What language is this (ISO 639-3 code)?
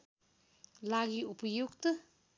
nep